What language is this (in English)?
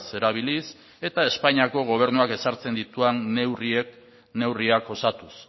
Basque